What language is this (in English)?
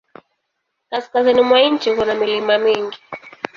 Swahili